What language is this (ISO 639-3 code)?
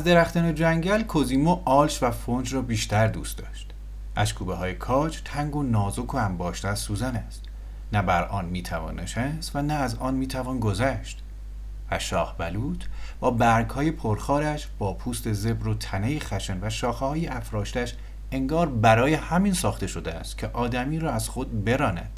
fas